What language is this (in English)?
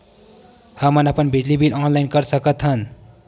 Chhattisgarhi